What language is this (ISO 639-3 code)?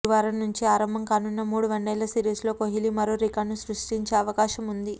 tel